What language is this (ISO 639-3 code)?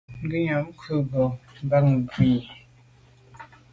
byv